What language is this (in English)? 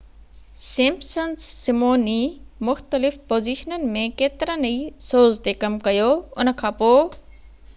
Sindhi